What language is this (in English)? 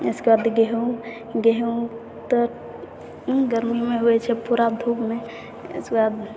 Maithili